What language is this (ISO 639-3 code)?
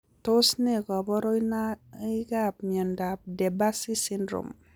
kln